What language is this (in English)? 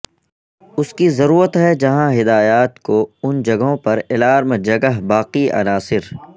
Urdu